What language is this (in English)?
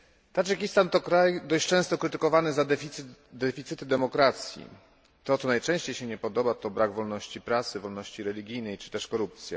Polish